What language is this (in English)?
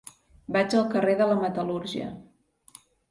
Catalan